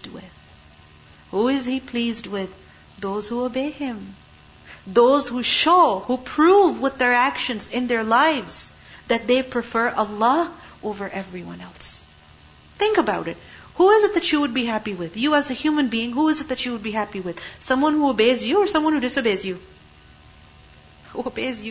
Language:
English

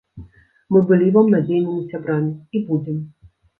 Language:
Belarusian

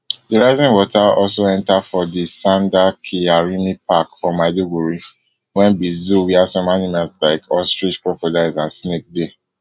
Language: Nigerian Pidgin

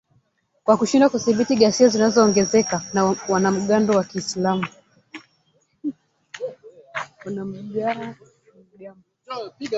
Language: Swahili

